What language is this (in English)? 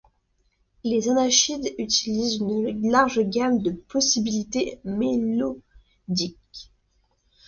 French